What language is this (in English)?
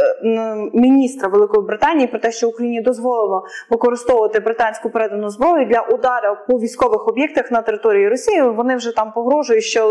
Ukrainian